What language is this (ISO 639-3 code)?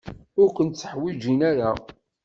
kab